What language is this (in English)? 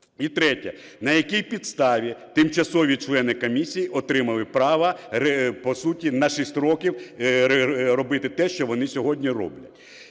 Ukrainian